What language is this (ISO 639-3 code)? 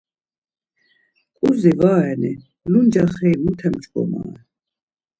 lzz